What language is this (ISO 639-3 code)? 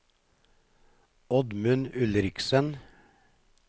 nor